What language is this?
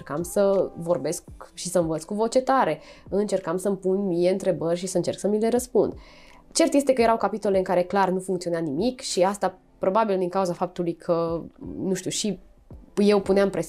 Romanian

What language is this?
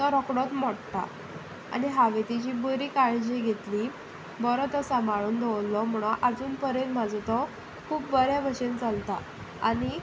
Konkani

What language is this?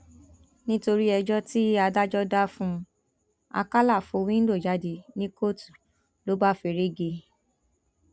Yoruba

